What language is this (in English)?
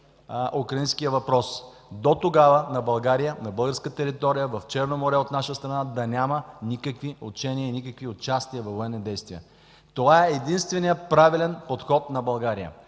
Bulgarian